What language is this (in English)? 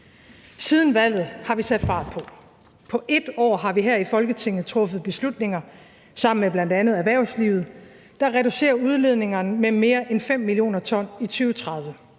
Danish